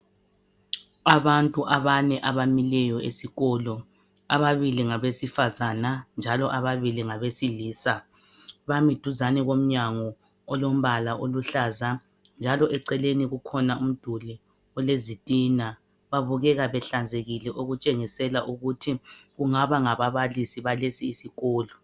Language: North Ndebele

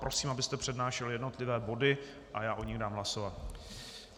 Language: Czech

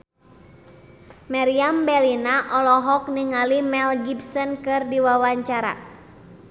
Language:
Sundanese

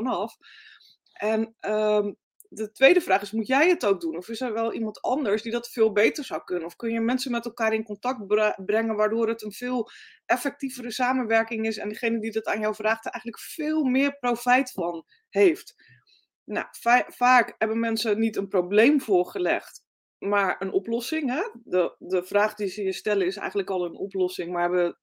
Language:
Dutch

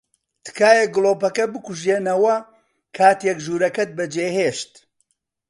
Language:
Central Kurdish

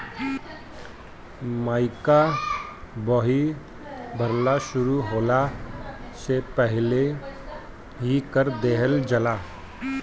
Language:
Bhojpuri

